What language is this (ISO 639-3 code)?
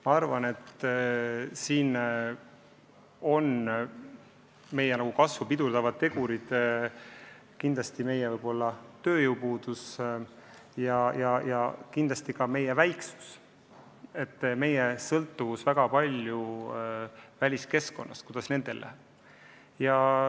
est